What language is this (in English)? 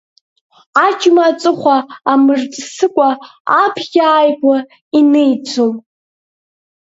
Abkhazian